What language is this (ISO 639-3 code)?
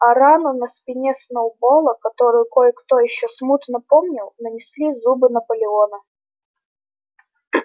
rus